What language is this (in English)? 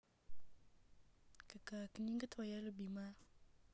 Russian